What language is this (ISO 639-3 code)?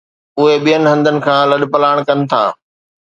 snd